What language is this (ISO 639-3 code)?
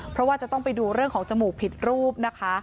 tha